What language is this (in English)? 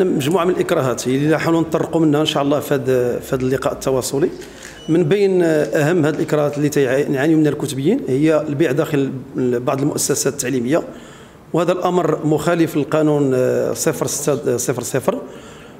Arabic